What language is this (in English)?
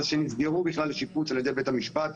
Hebrew